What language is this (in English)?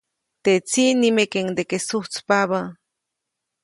Copainalá Zoque